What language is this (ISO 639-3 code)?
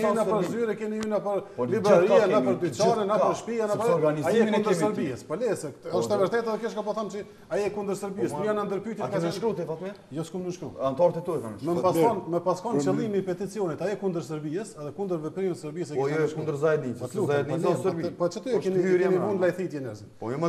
ron